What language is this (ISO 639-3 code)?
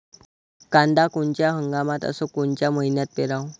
mar